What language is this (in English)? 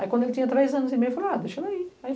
Portuguese